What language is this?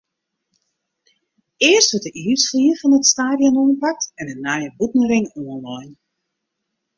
Western Frisian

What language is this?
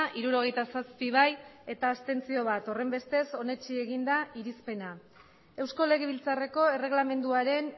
Basque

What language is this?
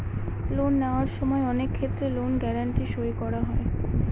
Bangla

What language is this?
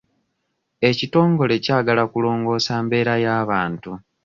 Ganda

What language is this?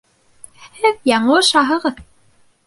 Bashkir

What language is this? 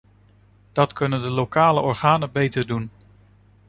Dutch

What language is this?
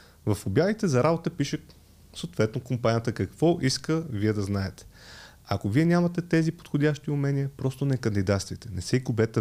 Bulgarian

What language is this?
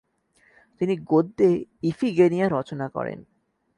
Bangla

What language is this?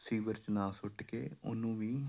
Punjabi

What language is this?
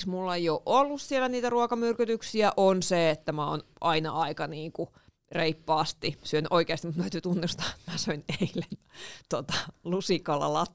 Finnish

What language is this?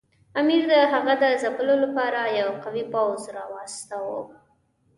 Pashto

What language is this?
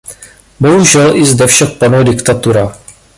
Czech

